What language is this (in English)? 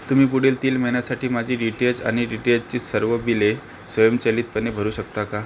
Marathi